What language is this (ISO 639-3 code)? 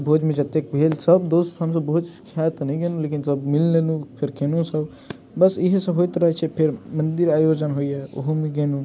mai